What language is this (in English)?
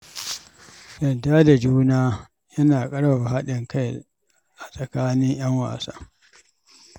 Hausa